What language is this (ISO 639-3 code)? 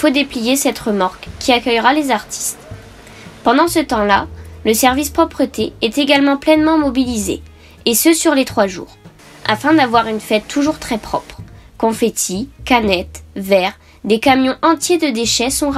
fra